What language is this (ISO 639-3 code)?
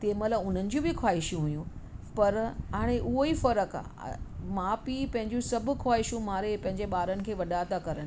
snd